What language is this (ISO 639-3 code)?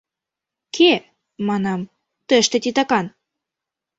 chm